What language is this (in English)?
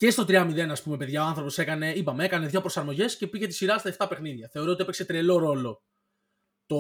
Greek